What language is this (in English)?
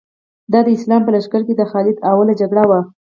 Pashto